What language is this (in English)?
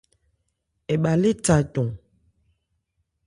Ebrié